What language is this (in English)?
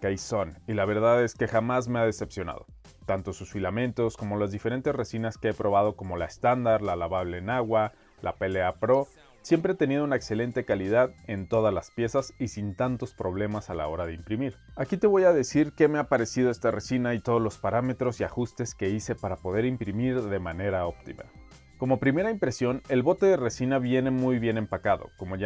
Spanish